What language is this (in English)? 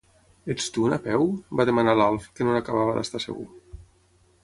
Catalan